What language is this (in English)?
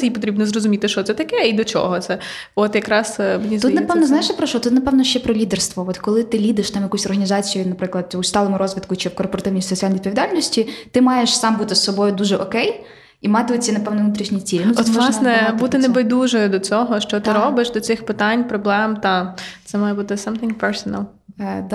Ukrainian